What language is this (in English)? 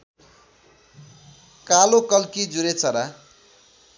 Nepali